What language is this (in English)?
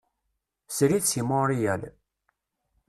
Kabyle